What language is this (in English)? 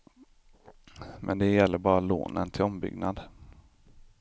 Swedish